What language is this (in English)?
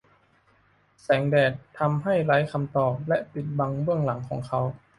Thai